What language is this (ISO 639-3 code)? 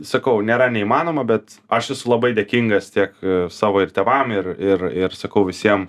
lit